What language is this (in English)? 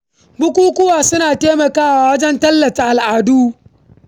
Hausa